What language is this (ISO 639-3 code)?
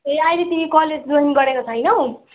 nep